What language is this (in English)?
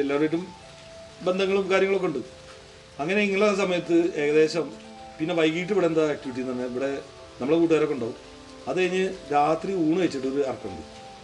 Malayalam